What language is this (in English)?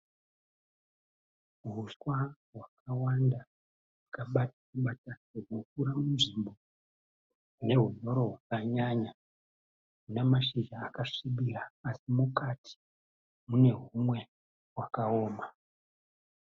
Shona